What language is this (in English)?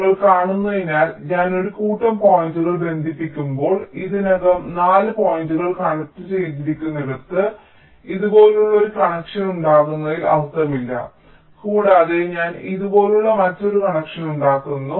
Malayalam